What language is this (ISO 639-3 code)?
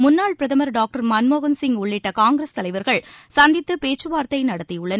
tam